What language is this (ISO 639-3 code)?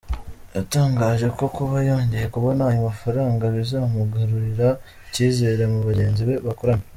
kin